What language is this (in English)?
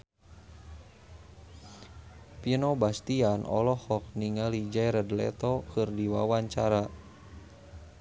Sundanese